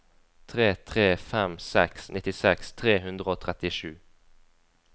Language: Norwegian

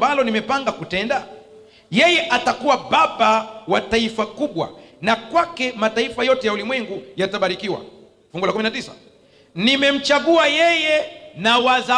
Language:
Swahili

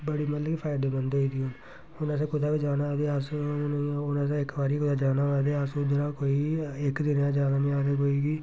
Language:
Dogri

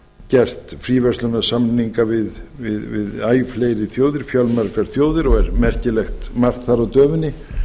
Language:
Icelandic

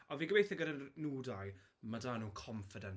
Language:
Welsh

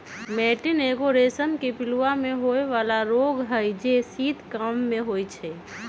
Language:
Magahi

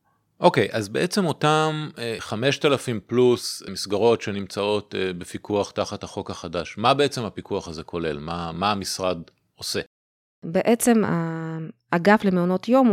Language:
Hebrew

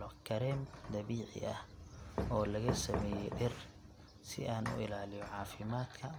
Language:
Somali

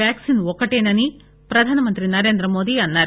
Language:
Telugu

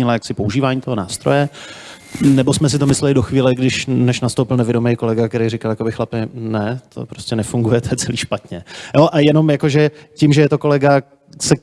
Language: Czech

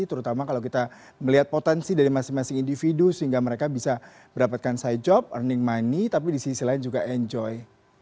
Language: Indonesian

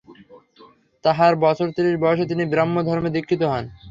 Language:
Bangla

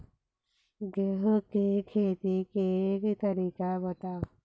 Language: Chhattisgarhi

